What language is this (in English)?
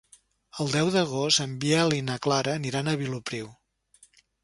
Catalan